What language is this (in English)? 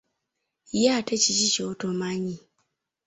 Ganda